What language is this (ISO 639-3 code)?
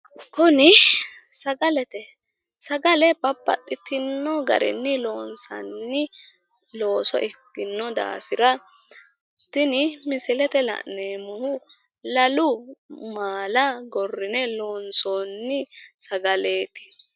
sid